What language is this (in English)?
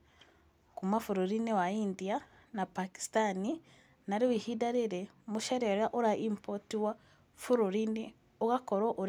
Kikuyu